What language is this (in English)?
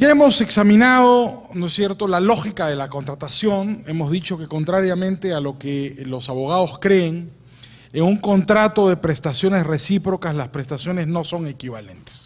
Spanish